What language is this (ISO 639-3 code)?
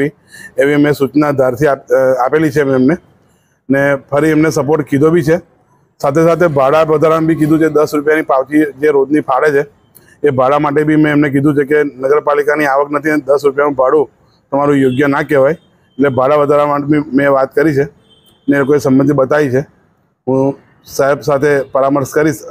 hin